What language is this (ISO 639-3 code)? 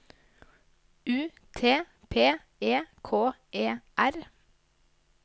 nor